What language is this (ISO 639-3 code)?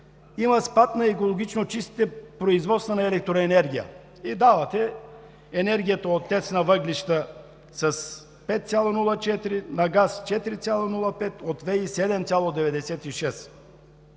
bul